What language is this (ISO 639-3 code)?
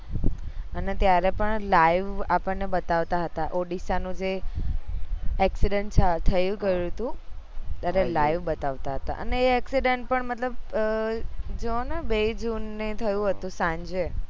guj